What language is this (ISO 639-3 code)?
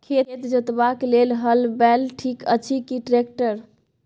mai